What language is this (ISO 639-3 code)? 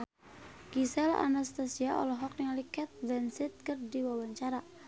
sun